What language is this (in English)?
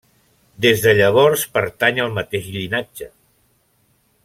Catalan